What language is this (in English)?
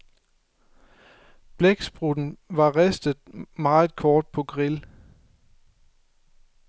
Danish